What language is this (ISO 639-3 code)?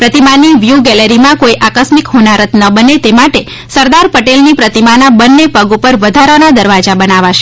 guj